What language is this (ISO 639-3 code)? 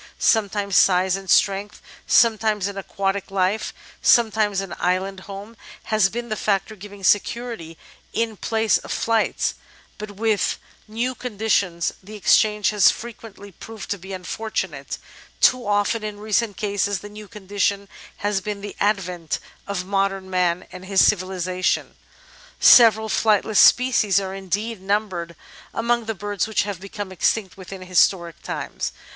eng